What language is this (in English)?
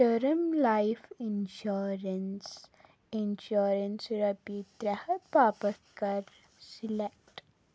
Kashmiri